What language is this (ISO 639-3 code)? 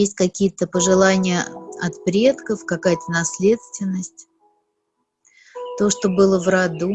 rus